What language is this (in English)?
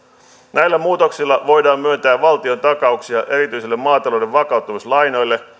Finnish